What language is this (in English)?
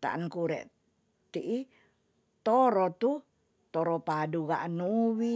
Tonsea